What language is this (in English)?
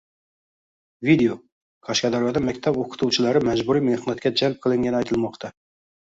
Uzbek